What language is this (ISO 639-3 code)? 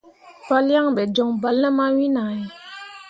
mua